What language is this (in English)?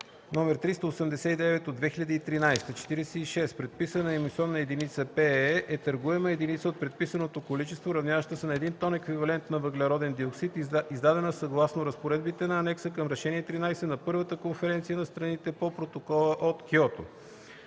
Bulgarian